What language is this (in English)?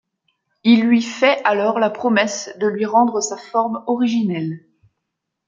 French